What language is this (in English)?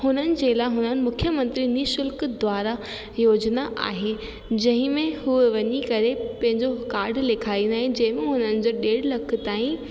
Sindhi